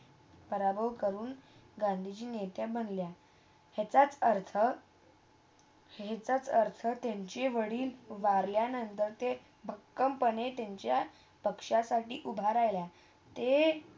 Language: Marathi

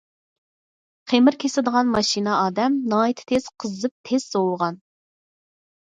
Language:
Uyghur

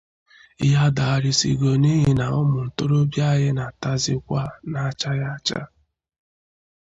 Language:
Igbo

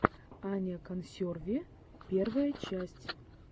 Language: Russian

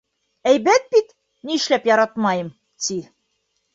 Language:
Bashkir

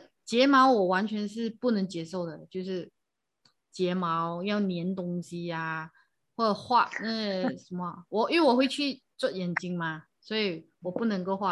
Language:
Chinese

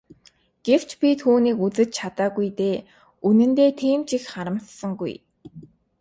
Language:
Mongolian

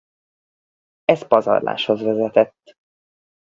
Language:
Hungarian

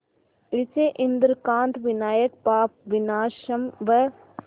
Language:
Hindi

